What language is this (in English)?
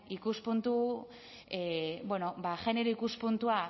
Basque